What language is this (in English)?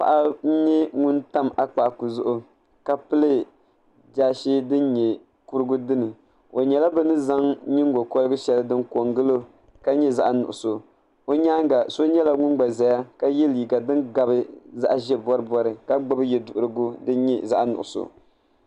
Dagbani